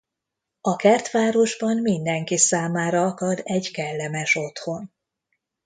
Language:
Hungarian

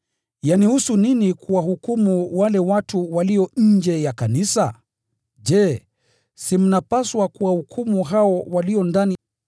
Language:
Swahili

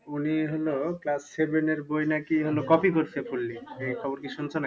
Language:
Bangla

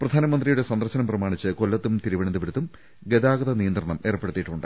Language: Malayalam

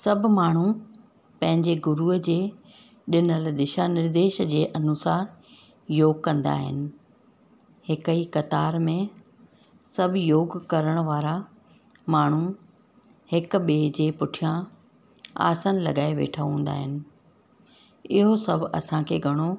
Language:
Sindhi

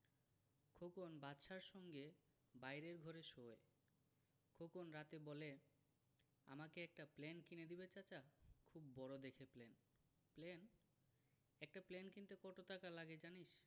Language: Bangla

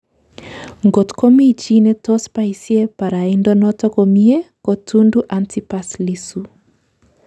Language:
Kalenjin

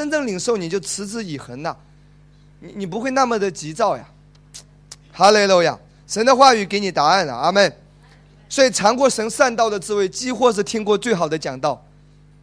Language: Chinese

